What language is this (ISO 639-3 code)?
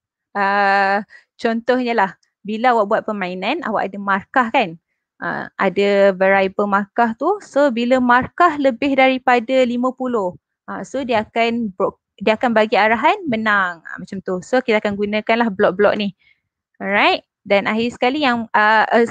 msa